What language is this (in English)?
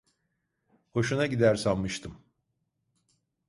Turkish